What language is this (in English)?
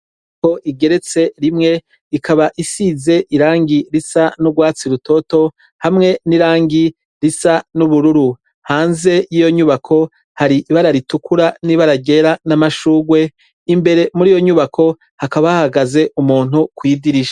Rundi